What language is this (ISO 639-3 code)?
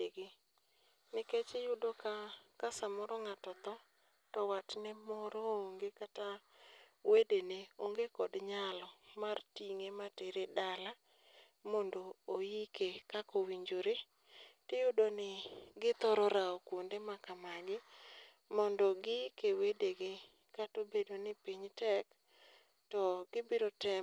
luo